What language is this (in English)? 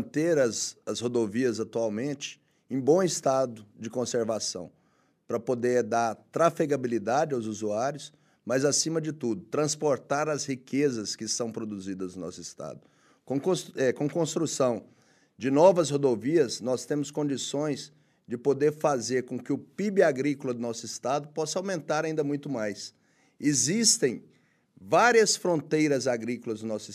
Portuguese